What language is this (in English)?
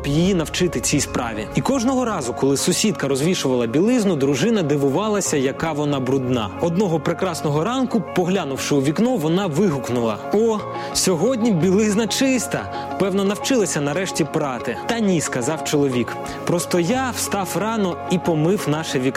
Ukrainian